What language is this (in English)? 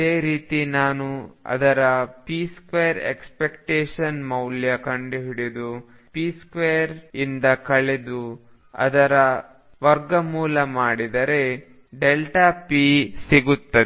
Kannada